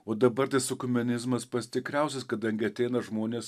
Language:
Lithuanian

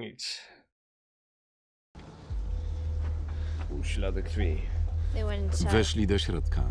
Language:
Polish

